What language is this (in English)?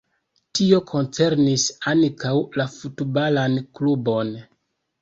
Esperanto